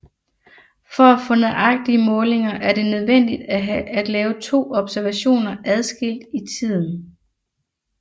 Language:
Danish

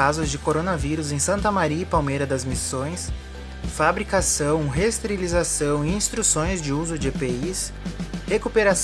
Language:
Portuguese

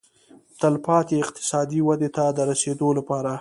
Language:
Pashto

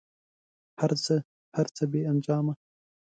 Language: Pashto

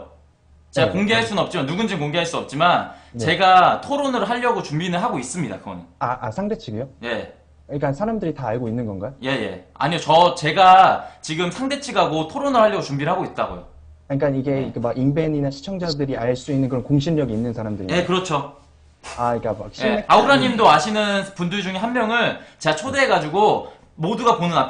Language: Korean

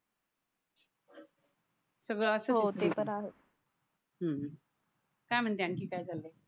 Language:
Marathi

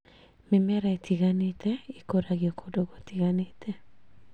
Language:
Kikuyu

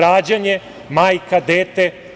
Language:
Serbian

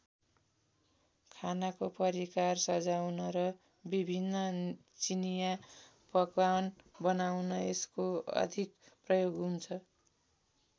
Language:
Nepali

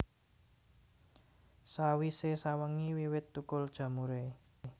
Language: Javanese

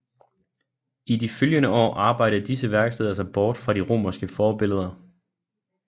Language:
Danish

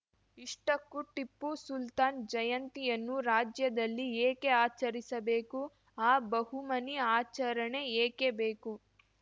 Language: Kannada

